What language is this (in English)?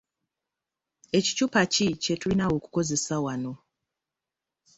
Ganda